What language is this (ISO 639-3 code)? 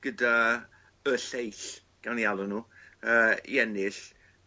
cym